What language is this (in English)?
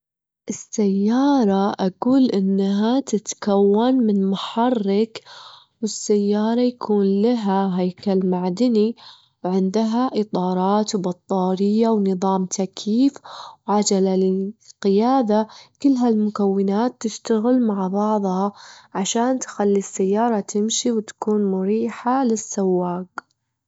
Gulf Arabic